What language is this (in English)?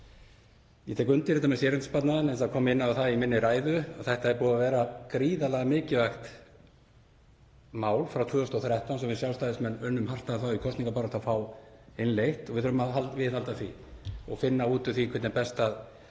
Icelandic